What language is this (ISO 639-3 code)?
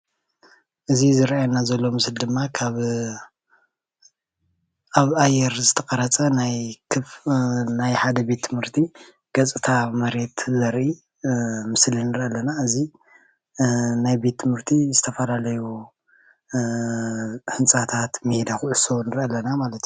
tir